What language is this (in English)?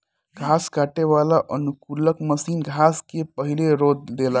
Bhojpuri